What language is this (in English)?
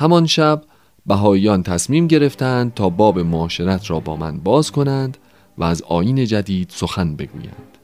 Persian